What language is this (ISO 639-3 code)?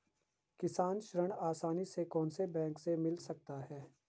hin